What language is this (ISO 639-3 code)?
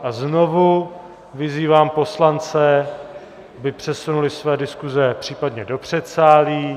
ces